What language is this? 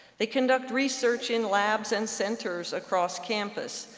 English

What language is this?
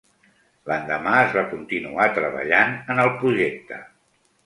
Catalan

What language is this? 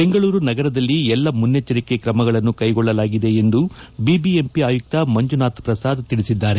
Kannada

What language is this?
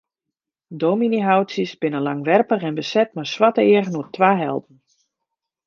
Western Frisian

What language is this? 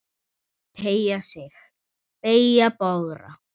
Icelandic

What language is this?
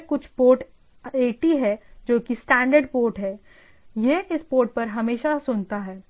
Hindi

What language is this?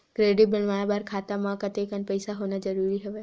Chhattisgarhi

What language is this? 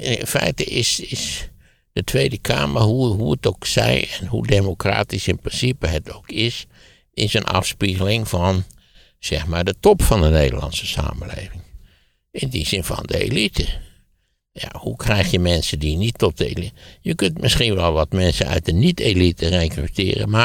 Dutch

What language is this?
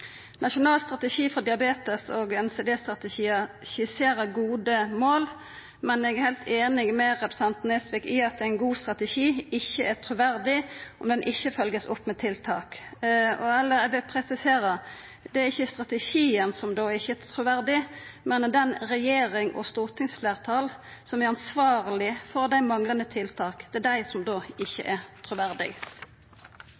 Norwegian Nynorsk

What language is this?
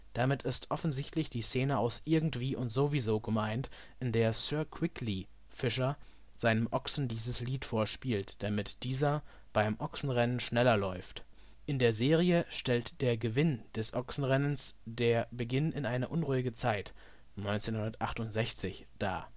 German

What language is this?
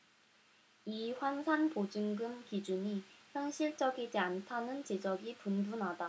Korean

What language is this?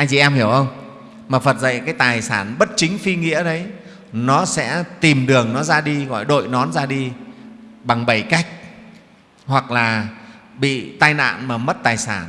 Vietnamese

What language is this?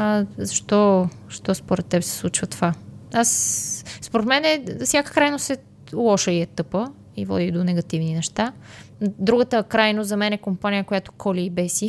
Bulgarian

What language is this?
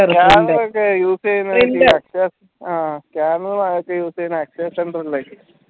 Malayalam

